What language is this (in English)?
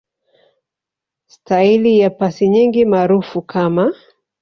Swahili